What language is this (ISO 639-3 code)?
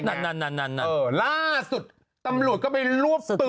tha